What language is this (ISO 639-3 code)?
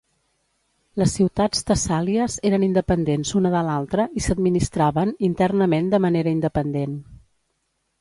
cat